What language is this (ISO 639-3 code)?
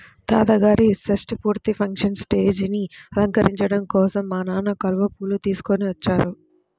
tel